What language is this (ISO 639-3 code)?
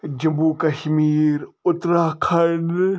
kas